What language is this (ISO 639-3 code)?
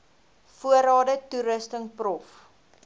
afr